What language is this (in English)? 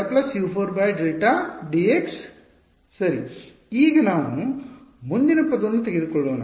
Kannada